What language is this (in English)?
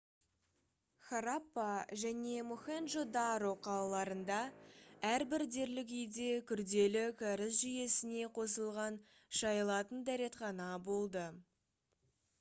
Kazakh